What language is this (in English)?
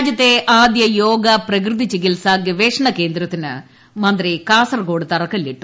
Malayalam